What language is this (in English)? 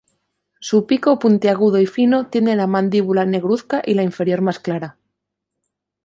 Spanish